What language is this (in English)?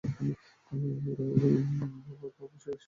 Bangla